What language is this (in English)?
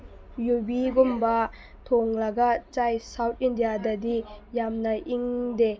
Manipuri